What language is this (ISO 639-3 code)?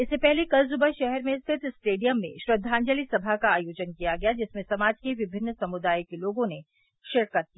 hin